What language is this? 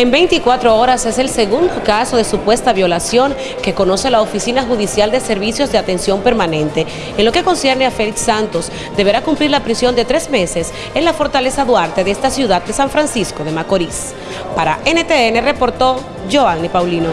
Spanish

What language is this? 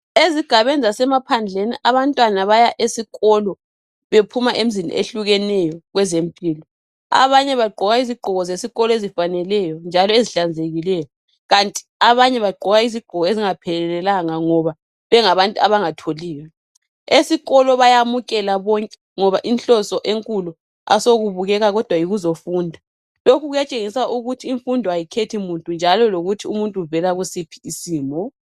North Ndebele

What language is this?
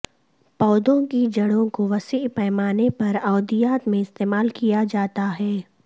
Urdu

